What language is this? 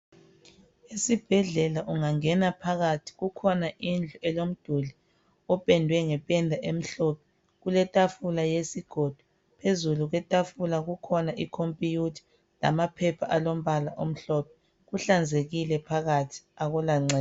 North Ndebele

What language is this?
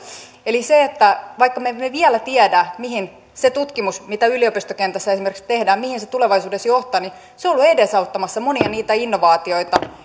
Finnish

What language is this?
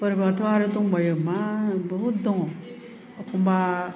Bodo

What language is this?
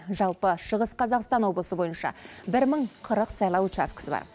Kazakh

